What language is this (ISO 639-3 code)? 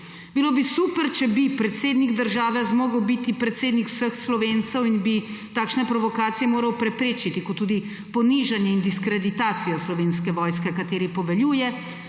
slv